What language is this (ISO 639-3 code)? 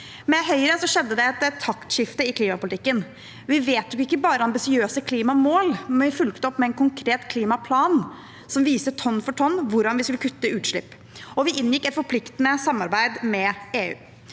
nor